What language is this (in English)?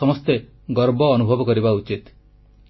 Odia